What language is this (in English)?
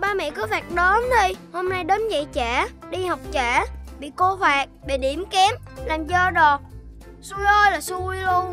Vietnamese